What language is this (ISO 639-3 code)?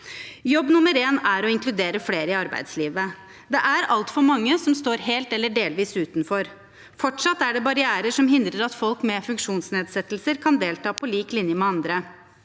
nor